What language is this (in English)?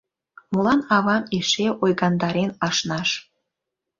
Mari